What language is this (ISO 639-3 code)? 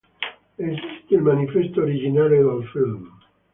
ita